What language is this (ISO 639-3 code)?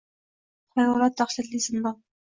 uzb